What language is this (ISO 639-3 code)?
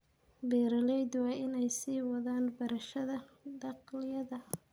som